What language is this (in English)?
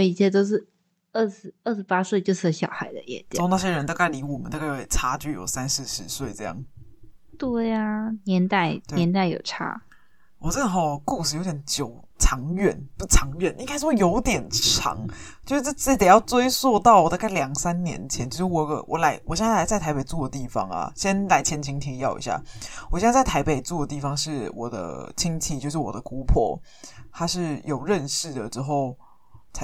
Chinese